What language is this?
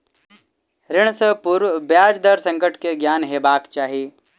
Maithili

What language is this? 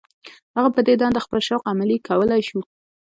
Pashto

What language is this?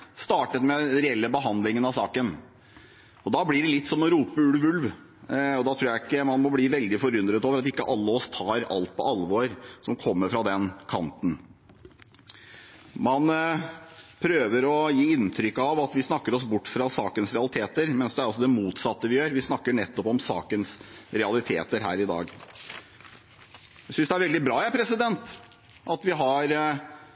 Norwegian Bokmål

